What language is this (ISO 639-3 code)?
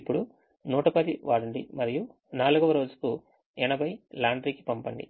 tel